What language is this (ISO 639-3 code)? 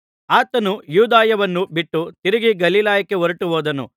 kan